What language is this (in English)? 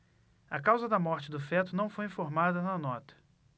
Portuguese